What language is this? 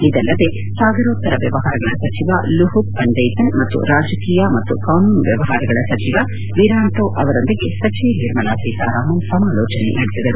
Kannada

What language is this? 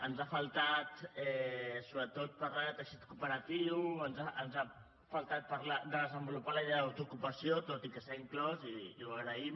Catalan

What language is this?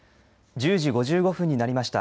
Japanese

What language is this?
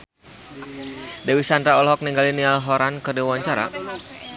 Sundanese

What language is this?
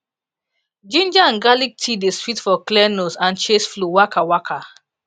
Nigerian Pidgin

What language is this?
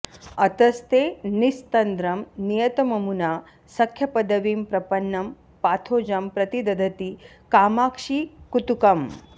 Sanskrit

